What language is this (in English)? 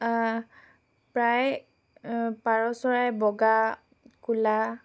Assamese